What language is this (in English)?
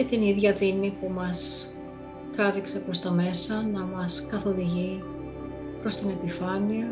Greek